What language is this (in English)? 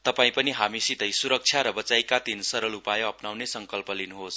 Nepali